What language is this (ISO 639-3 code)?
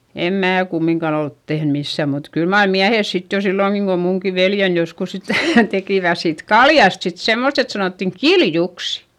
fin